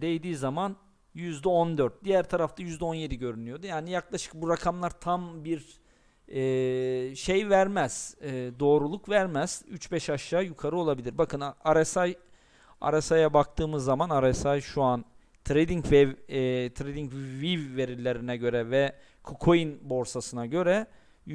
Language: Turkish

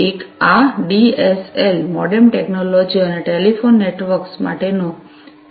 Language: Gujarati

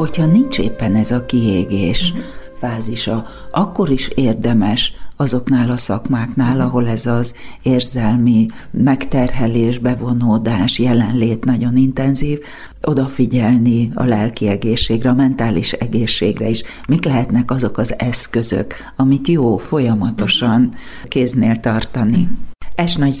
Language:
Hungarian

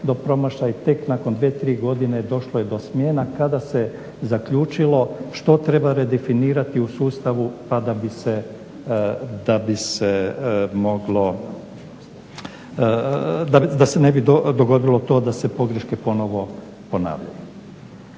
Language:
Croatian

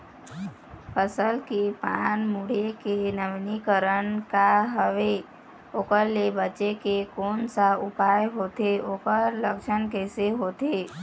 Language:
Chhattisgarhi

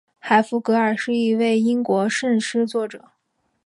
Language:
Chinese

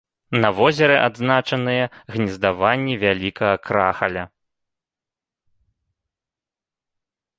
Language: Belarusian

